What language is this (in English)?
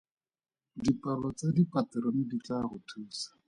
Tswana